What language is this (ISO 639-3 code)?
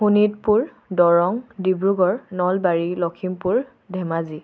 asm